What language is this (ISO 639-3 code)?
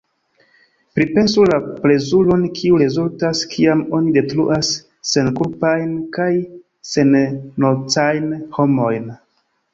epo